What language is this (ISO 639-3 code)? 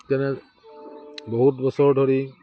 asm